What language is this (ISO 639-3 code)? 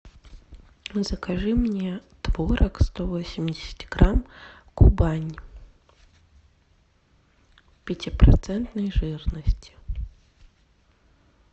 rus